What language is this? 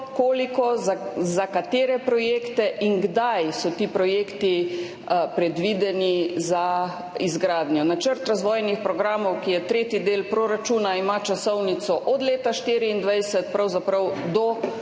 Slovenian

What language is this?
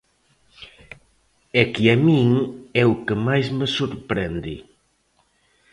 Galician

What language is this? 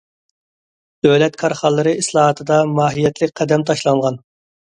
Uyghur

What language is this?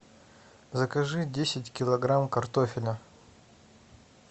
Russian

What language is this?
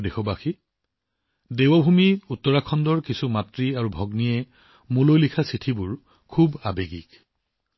Assamese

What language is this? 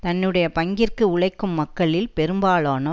Tamil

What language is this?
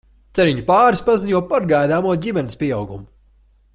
Latvian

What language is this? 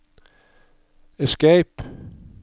Norwegian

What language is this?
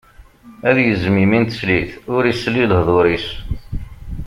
Kabyle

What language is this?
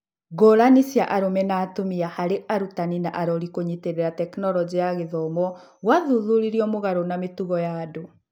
Kikuyu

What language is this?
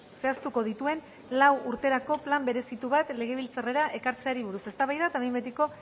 Basque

